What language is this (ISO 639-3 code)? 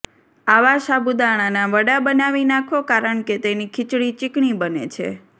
guj